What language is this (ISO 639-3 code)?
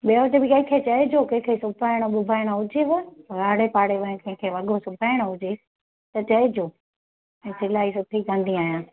snd